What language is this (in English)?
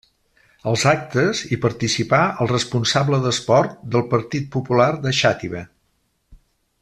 Catalan